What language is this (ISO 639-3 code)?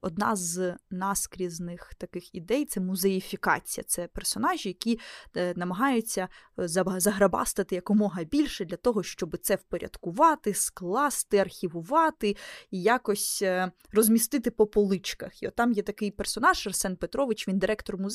ukr